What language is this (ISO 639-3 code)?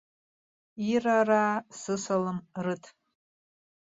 abk